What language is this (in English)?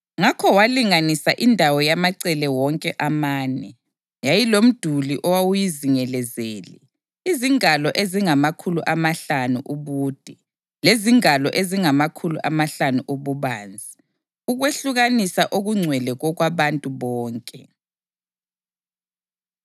North Ndebele